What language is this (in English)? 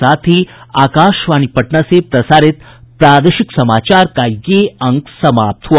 Hindi